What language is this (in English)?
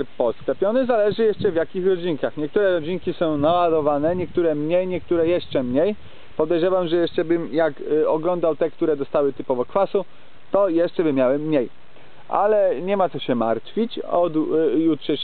Polish